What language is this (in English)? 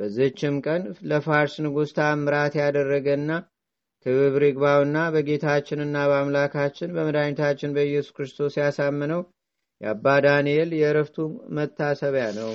Amharic